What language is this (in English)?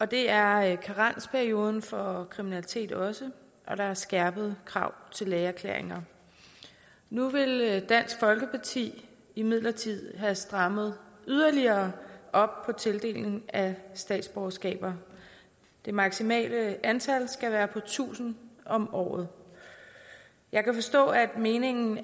Danish